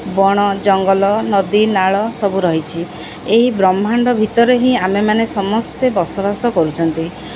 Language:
Odia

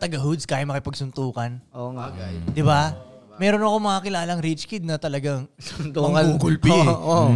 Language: Filipino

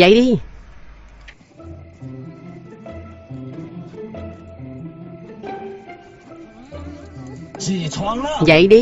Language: Vietnamese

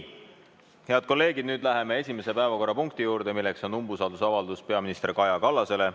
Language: Estonian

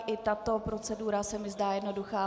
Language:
Czech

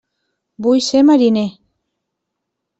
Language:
Catalan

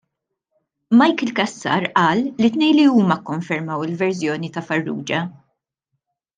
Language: Maltese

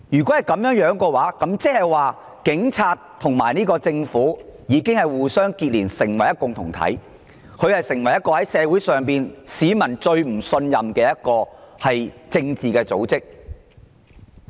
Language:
Cantonese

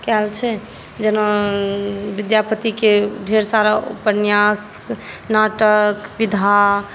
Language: Maithili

